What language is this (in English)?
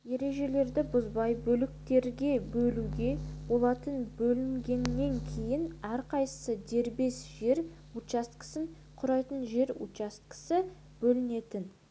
Kazakh